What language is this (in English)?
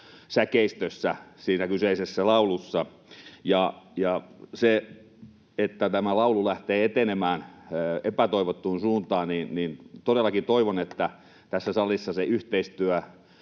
Finnish